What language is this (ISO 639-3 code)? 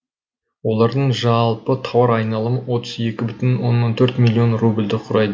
kaz